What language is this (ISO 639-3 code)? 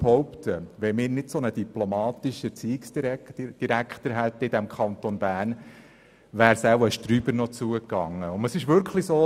gsw